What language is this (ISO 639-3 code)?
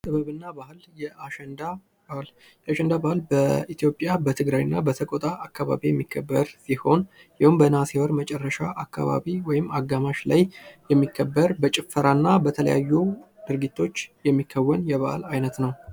amh